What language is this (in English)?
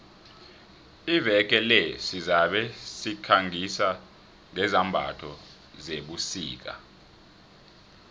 South Ndebele